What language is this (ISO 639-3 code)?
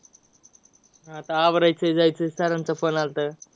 mar